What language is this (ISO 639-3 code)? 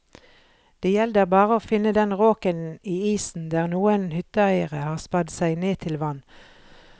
nor